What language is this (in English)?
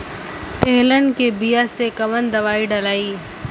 Bhojpuri